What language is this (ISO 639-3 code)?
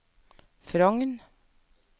nor